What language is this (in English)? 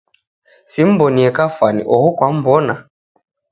Taita